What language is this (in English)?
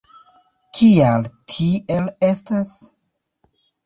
Esperanto